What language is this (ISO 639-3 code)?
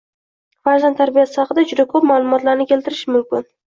uzb